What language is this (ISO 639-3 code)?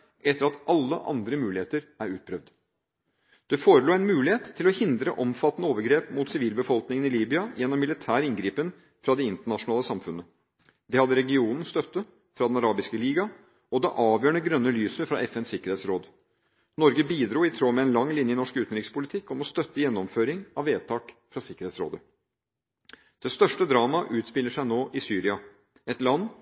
nob